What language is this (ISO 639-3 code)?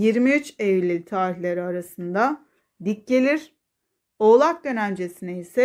tur